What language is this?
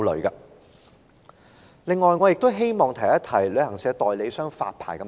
Cantonese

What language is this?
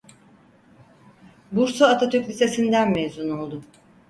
Turkish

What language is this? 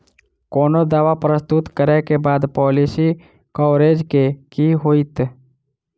Maithili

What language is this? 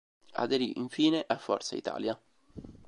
Italian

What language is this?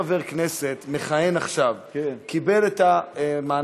Hebrew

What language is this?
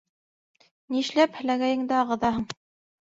Bashkir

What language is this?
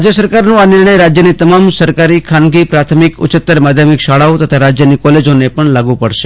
Gujarati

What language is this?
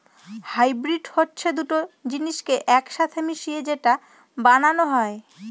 Bangla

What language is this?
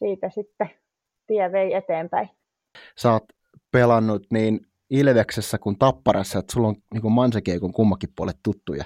Finnish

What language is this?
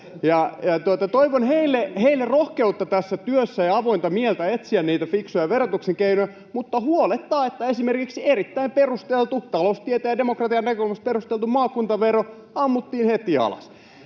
Finnish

